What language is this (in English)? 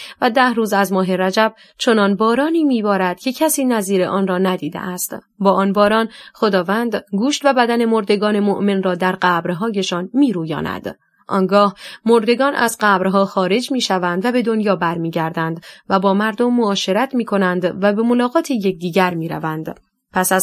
Persian